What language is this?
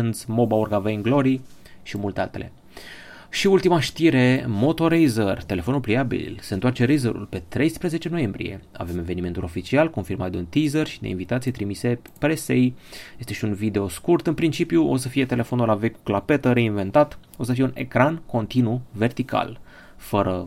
Romanian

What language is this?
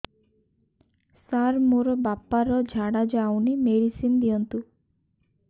Odia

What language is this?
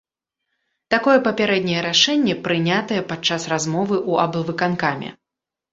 Belarusian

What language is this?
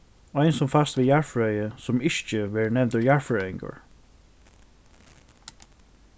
Faroese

